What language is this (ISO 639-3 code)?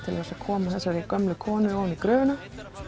isl